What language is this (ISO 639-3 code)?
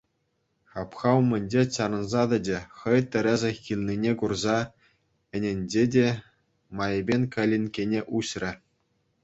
chv